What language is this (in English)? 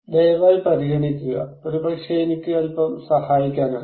Malayalam